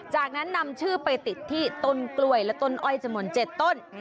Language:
Thai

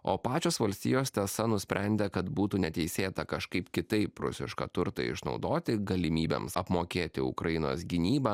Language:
Lithuanian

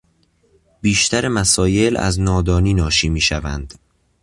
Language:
Persian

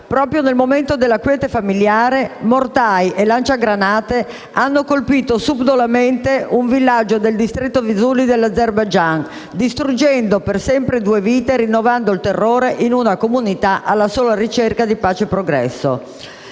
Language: Italian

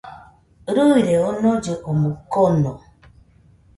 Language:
Nüpode Huitoto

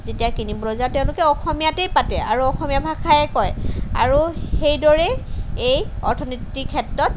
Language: Assamese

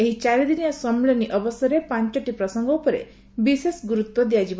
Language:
Odia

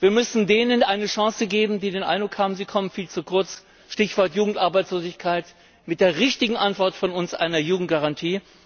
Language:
German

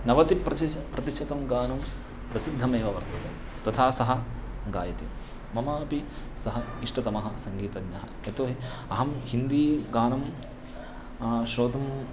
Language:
Sanskrit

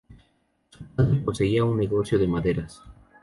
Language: Spanish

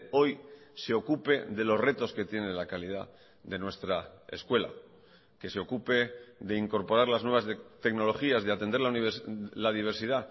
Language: Spanish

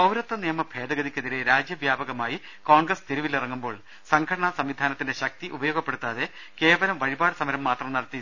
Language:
Malayalam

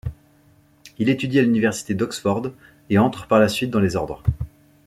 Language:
French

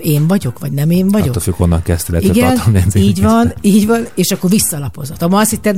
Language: Hungarian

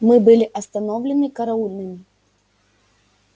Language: Russian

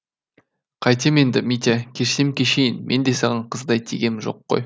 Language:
Kazakh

